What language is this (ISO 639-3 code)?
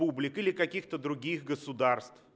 rus